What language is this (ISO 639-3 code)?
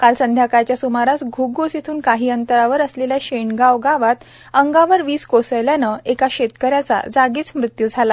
mar